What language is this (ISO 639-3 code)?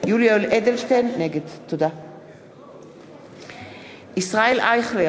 heb